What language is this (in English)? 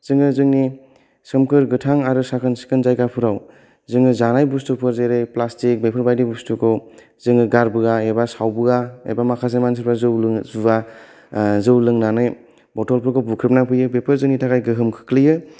Bodo